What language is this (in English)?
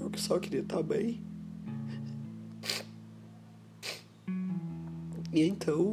Portuguese